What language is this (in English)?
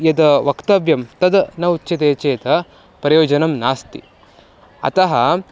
Sanskrit